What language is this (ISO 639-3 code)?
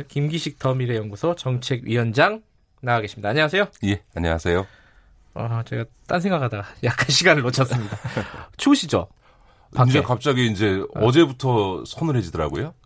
kor